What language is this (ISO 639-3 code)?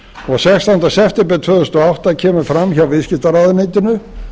isl